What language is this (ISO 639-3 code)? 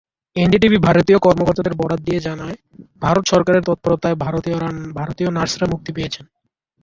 ben